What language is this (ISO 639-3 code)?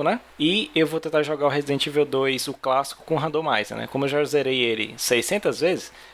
por